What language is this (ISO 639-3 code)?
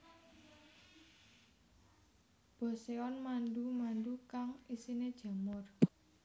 jav